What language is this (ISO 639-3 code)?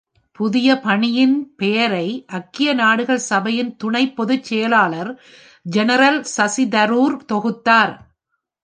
tam